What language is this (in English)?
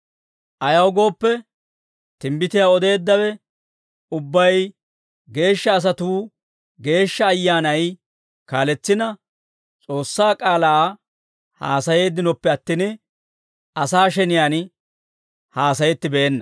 Dawro